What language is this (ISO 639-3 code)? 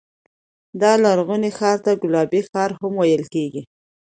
pus